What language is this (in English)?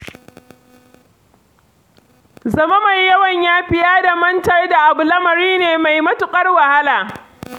Hausa